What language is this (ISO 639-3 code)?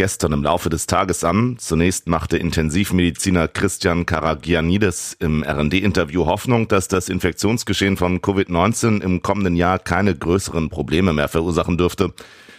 deu